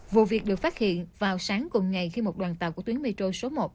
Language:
Vietnamese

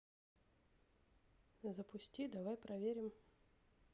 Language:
Russian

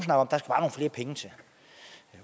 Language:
Danish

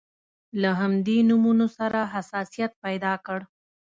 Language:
Pashto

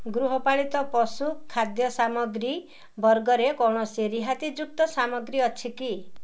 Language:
Odia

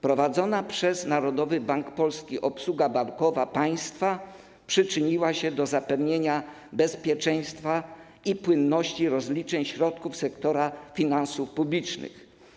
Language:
Polish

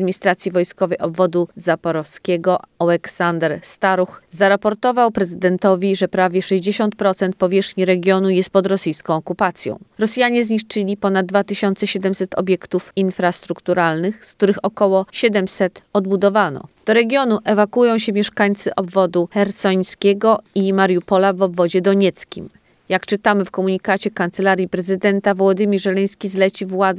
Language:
Polish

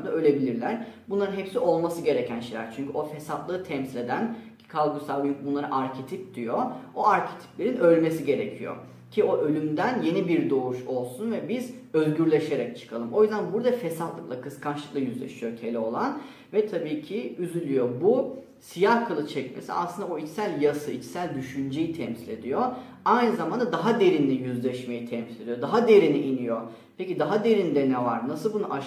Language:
Turkish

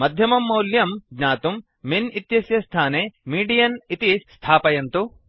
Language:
Sanskrit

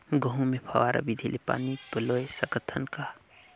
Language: Chhattisgarhi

